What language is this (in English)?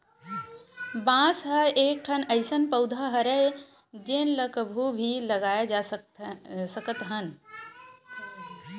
Chhattisgarhi